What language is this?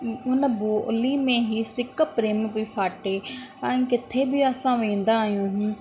Sindhi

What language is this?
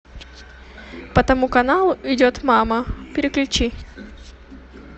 Russian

